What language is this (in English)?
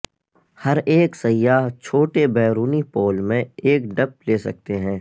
Urdu